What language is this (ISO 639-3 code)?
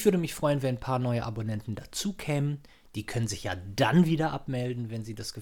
deu